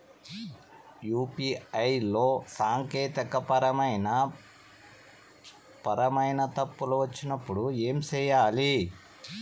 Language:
Telugu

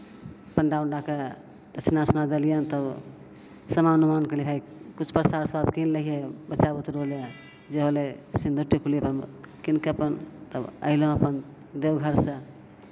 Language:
Maithili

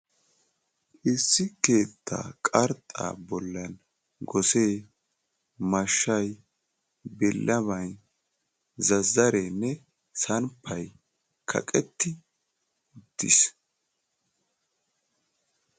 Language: Wolaytta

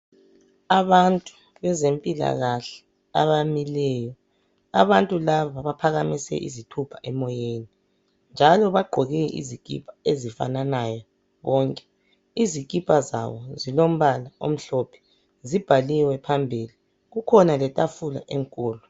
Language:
North Ndebele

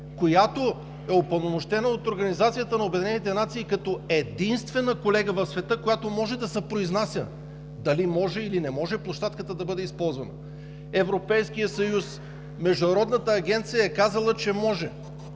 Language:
Bulgarian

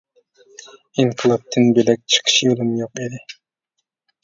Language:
Uyghur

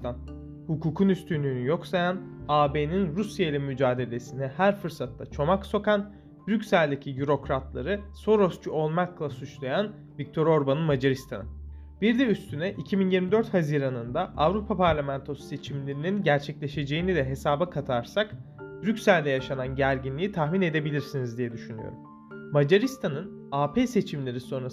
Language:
Turkish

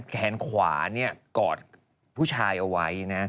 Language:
Thai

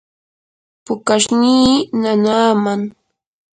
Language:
Yanahuanca Pasco Quechua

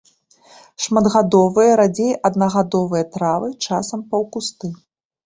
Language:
Belarusian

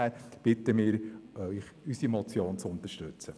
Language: Swiss German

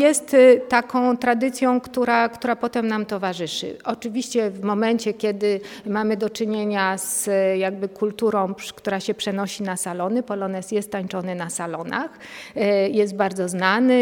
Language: Polish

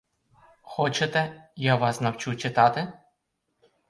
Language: Ukrainian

